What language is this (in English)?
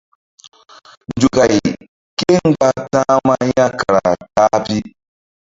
Mbum